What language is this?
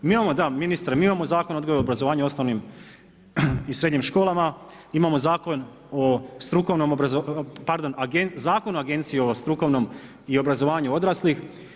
Croatian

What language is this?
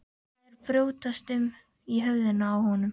Icelandic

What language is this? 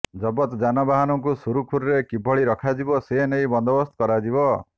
Odia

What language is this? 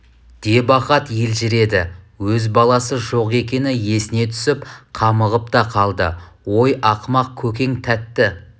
Kazakh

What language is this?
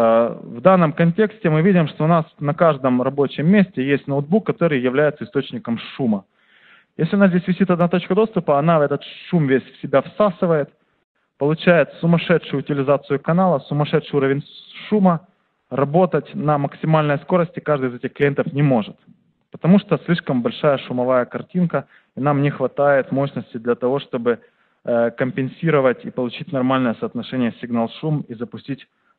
Russian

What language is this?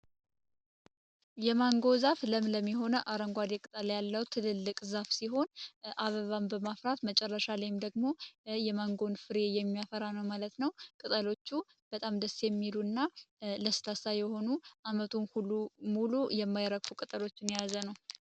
Amharic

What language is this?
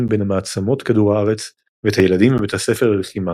Hebrew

